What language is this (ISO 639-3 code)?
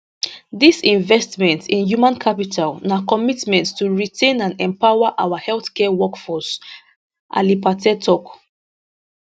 pcm